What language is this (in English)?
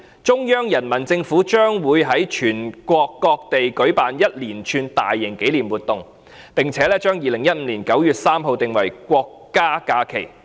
Cantonese